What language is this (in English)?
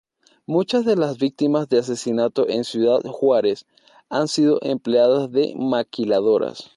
Spanish